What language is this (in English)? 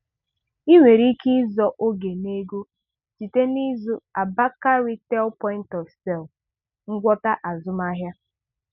Igbo